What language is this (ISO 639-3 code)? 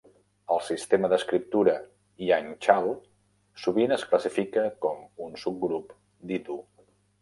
cat